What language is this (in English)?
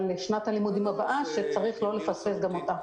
Hebrew